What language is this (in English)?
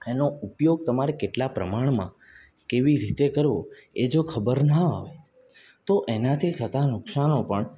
Gujarati